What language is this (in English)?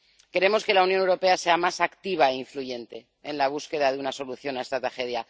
Spanish